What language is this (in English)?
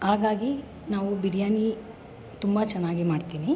Kannada